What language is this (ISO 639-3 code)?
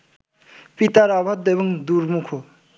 ben